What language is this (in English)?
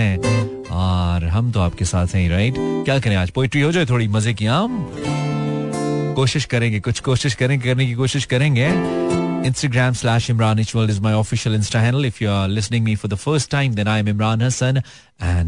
Hindi